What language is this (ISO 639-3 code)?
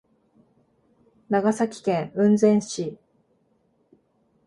jpn